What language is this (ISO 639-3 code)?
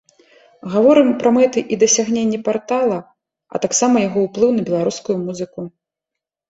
bel